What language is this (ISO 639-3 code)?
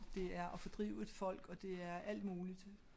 dan